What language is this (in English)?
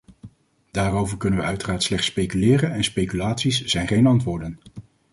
Dutch